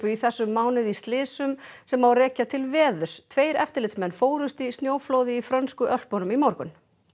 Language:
Icelandic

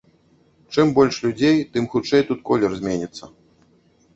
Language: Belarusian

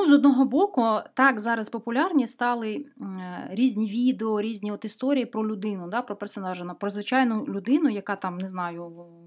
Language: Ukrainian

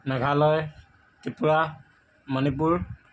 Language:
Assamese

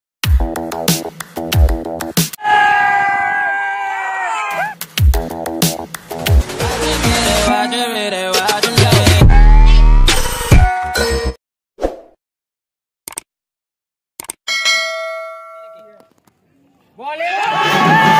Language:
Romanian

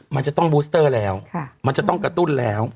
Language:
Thai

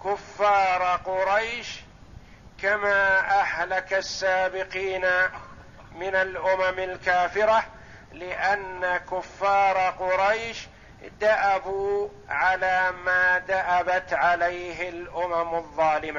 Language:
Arabic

